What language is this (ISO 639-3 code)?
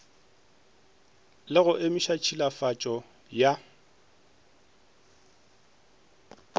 nso